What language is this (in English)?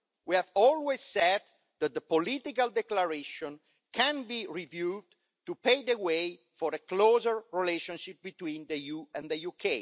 English